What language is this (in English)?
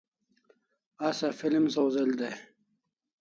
Kalasha